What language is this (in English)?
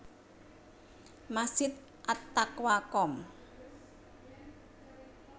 Javanese